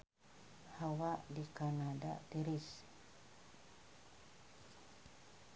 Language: Sundanese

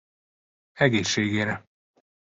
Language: Hungarian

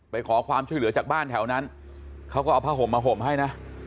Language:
Thai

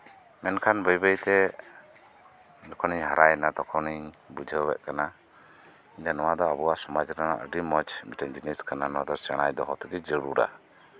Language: Santali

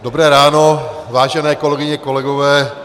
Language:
Czech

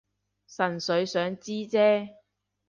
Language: Cantonese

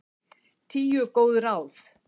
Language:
Icelandic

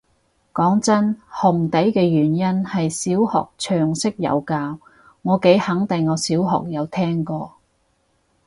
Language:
Cantonese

